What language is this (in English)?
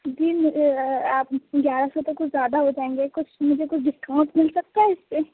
Urdu